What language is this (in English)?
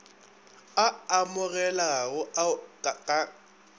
Northern Sotho